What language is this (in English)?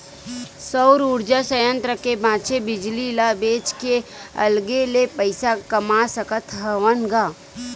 Chhattisgarhi